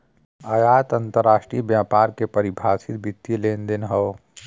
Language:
Bhojpuri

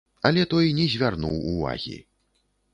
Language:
Belarusian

